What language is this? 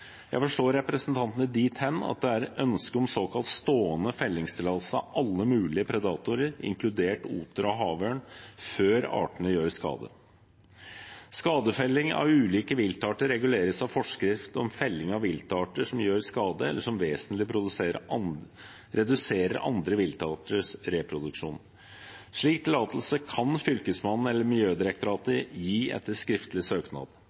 Norwegian Bokmål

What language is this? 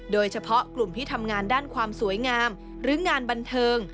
Thai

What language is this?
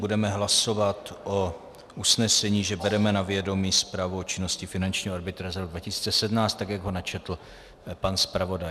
Czech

